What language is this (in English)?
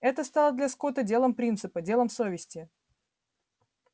Russian